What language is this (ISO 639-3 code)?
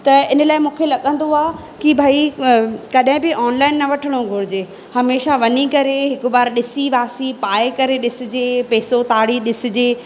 snd